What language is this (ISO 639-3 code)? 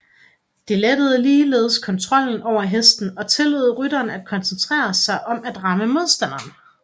dan